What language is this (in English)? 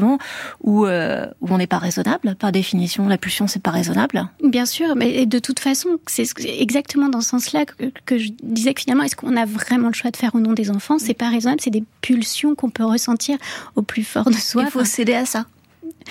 French